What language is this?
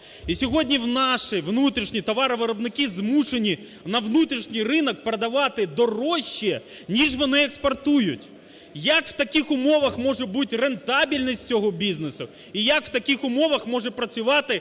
Ukrainian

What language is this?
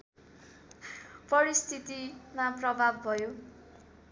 Nepali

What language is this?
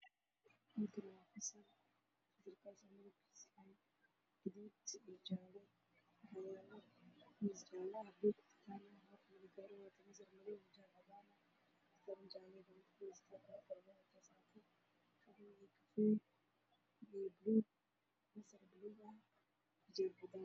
Somali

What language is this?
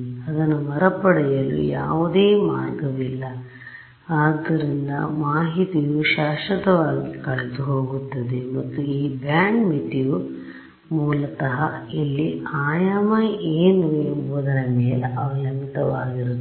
Kannada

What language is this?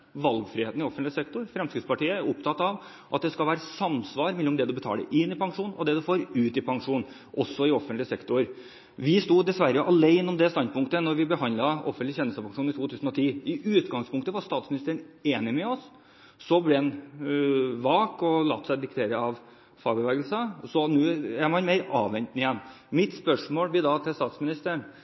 Norwegian Bokmål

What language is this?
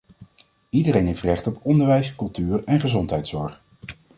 Dutch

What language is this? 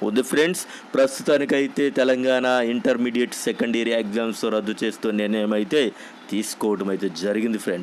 Telugu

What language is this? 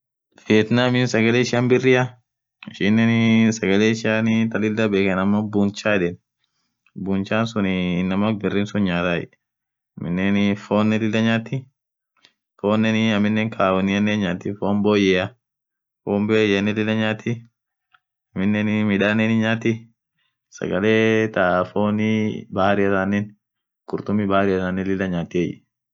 Orma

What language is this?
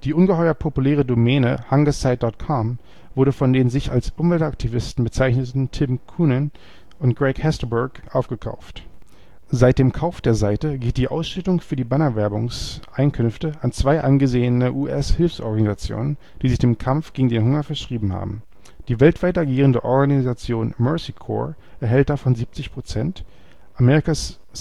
German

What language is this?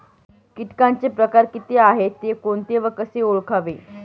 Marathi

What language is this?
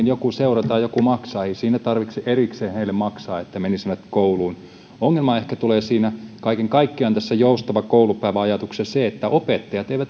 Finnish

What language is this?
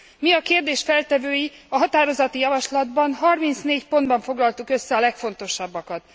Hungarian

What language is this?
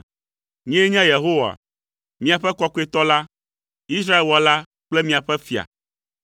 Ewe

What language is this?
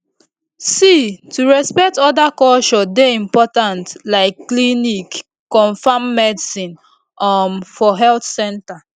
Nigerian Pidgin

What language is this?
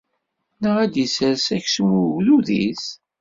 Kabyle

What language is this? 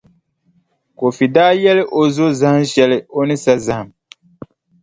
Dagbani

